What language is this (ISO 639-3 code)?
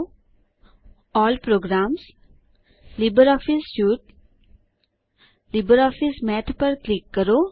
guj